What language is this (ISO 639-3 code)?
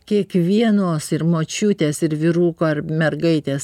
lit